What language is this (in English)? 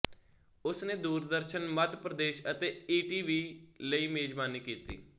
Punjabi